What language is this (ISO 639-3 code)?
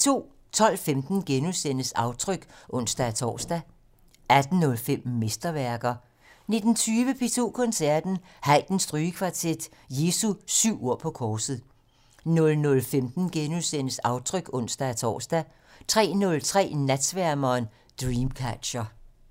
dan